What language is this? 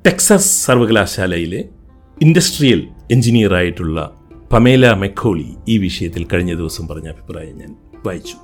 Malayalam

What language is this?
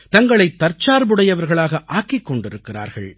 Tamil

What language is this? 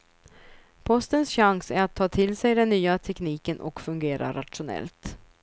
Swedish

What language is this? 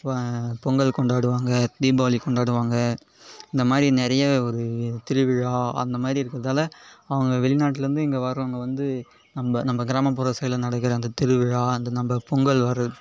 Tamil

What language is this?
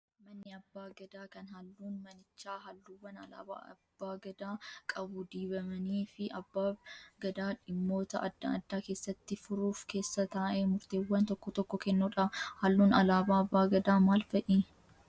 Oromo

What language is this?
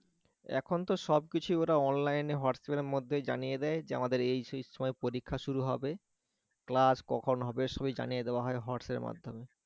Bangla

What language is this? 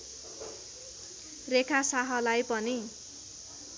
Nepali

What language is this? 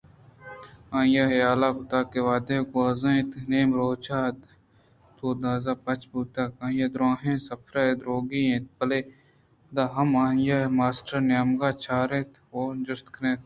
Eastern Balochi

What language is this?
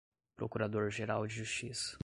Portuguese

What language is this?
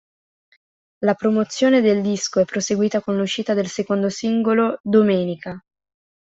Italian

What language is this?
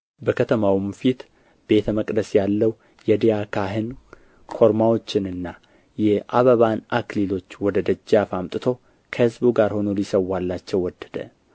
Amharic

